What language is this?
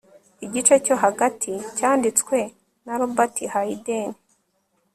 Kinyarwanda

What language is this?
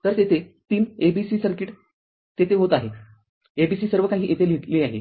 Marathi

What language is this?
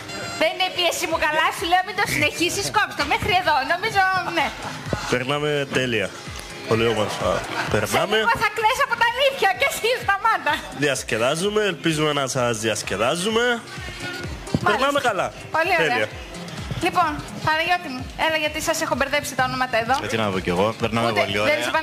Greek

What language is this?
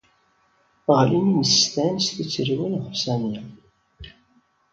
Kabyle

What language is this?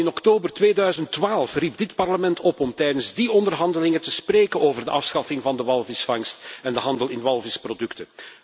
Dutch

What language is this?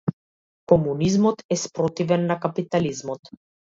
Macedonian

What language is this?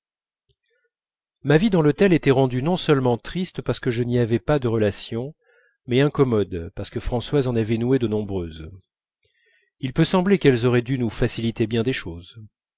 French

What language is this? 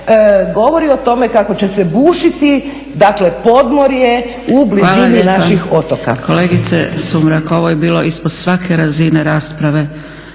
Croatian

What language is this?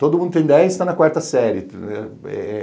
Portuguese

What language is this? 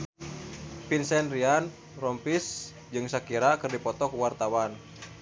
Sundanese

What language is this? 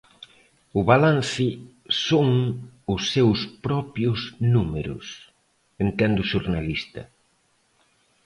Galician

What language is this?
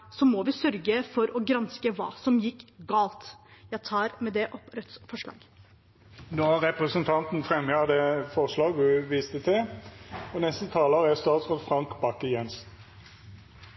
Norwegian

